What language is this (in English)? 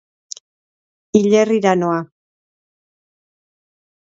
Basque